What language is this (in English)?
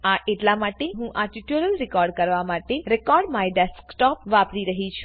Gujarati